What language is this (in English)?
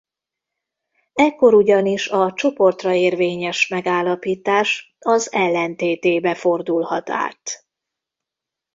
Hungarian